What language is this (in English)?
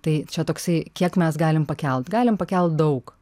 Lithuanian